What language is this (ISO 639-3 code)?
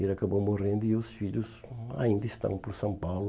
por